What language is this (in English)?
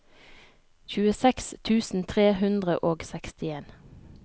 Norwegian